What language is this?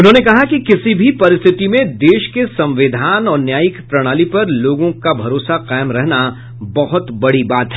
Hindi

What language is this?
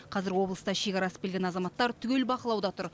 Kazakh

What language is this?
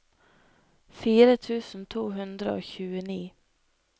Norwegian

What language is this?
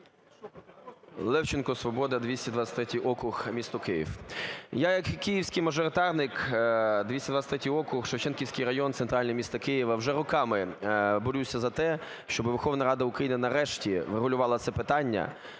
Ukrainian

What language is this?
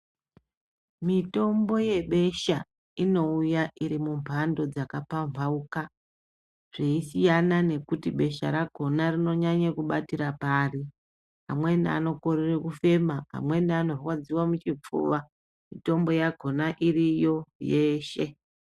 Ndau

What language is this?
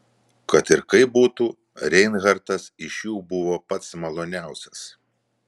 Lithuanian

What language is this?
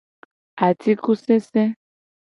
Gen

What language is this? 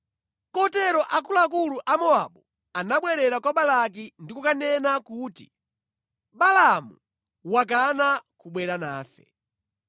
Nyanja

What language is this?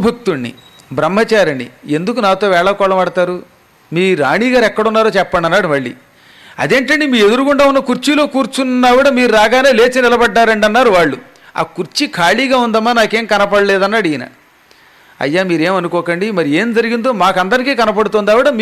Telugu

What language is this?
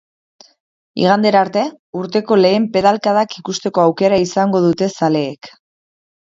Basque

